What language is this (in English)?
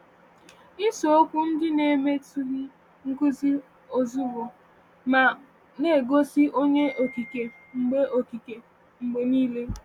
Igbo